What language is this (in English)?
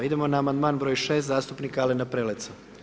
Croatian